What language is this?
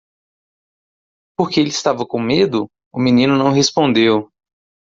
Portuguese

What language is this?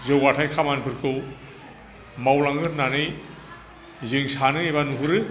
Bodo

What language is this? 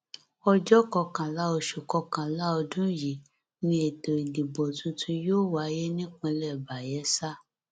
Yoruba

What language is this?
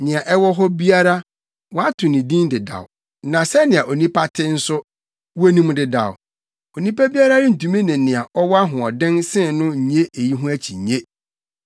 Akan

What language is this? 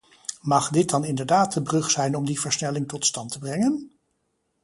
Dutch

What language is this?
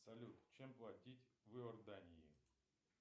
Russian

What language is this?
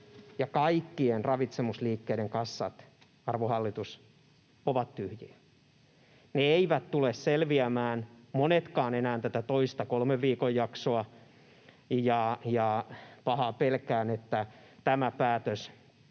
Finnish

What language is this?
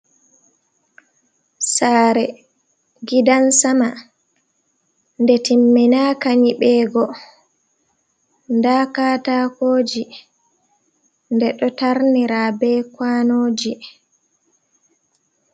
Fula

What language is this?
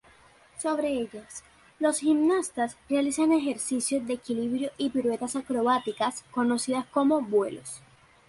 Spanish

